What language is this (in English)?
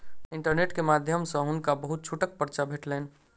Maithili